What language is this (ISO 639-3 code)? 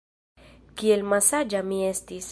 epo